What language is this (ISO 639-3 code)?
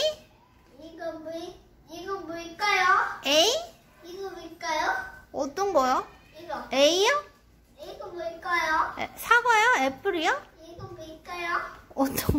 kor